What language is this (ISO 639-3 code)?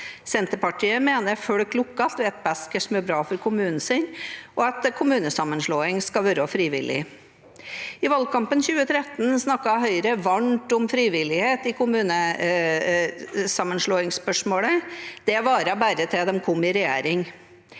nor